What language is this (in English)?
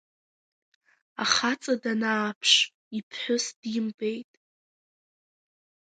Abkhazian